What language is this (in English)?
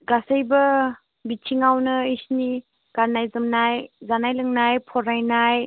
Bodo